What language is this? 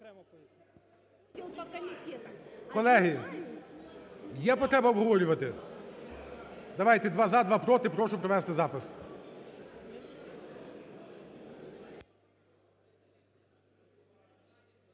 Ukrainian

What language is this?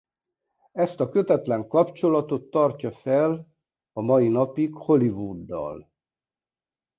Hungarian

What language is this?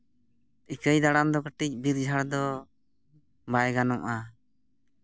Santali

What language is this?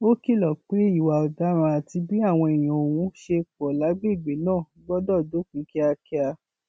Yoruba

